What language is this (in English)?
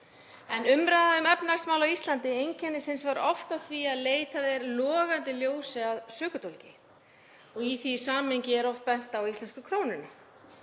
Icelandic